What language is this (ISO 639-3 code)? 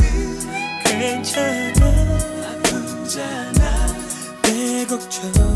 kor